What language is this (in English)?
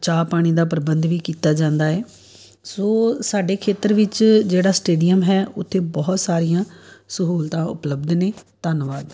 Punjabi